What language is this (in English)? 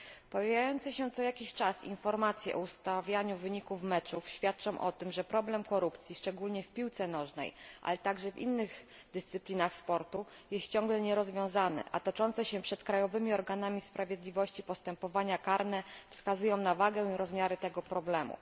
Polish